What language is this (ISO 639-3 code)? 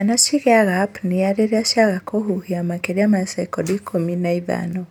kik